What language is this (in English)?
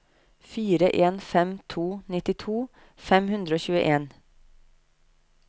Norwegian